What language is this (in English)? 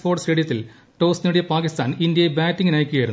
Malayalam